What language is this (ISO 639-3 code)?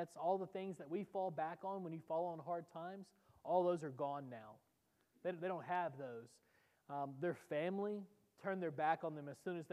eng